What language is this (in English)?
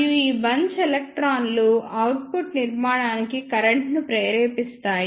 Telugu